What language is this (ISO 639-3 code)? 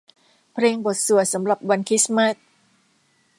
tha